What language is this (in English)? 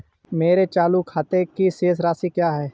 Hindi